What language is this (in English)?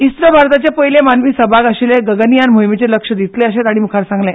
Konkani